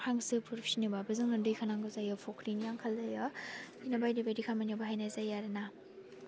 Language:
Bodo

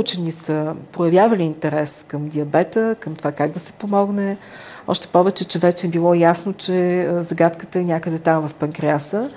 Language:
Bulgarian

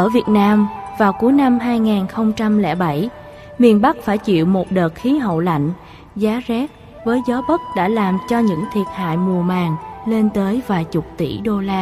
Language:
Vietnamese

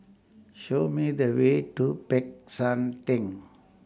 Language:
English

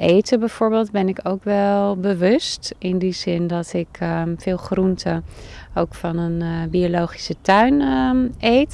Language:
Dutch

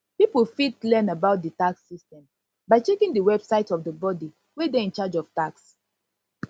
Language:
Nigerian Pidgin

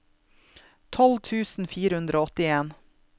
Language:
Norwegian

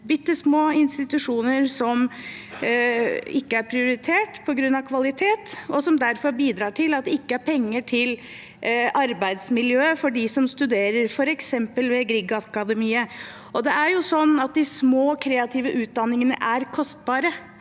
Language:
Norwegian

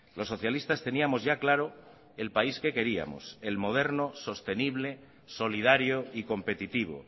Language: Spanish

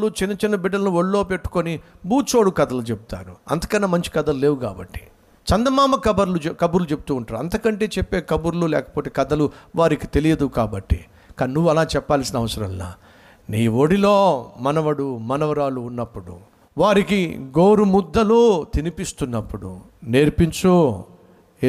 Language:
Telugu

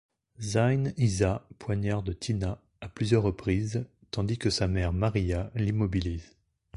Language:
French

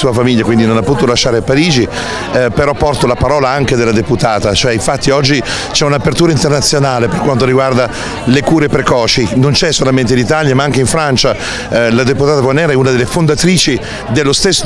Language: Italian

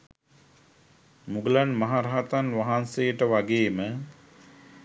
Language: Sinhala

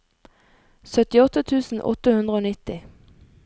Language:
Norwegian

